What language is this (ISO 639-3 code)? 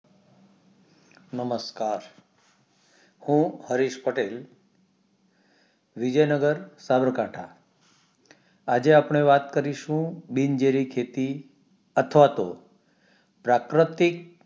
guj